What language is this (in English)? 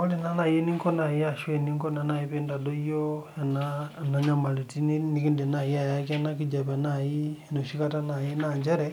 Masai